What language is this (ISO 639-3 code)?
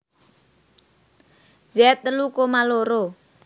jav